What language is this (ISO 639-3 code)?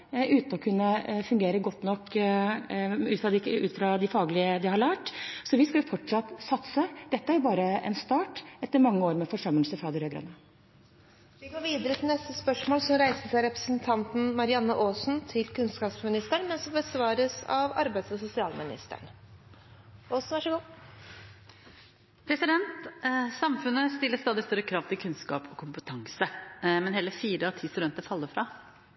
nor